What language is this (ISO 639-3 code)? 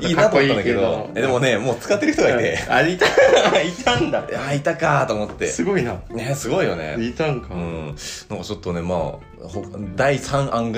jpn